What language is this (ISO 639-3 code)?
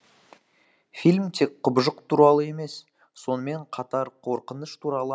kaz